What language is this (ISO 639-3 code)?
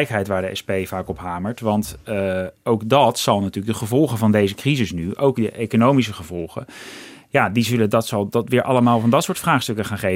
nld